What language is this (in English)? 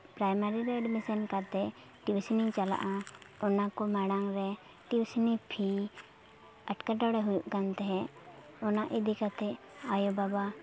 Santali